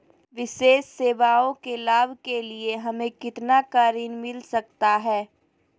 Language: Magahi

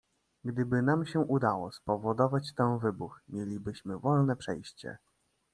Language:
Polish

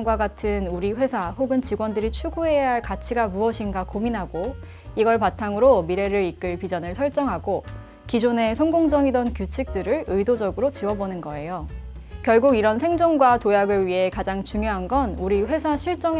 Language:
Korean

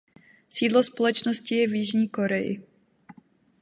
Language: Czech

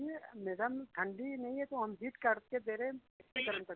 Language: Hindi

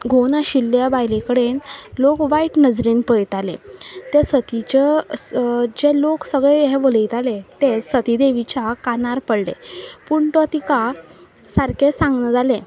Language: Konkani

